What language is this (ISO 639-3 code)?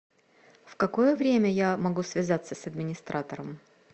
rus